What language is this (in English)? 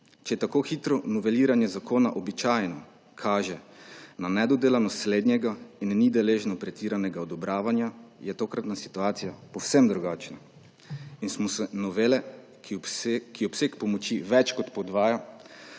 Slovenian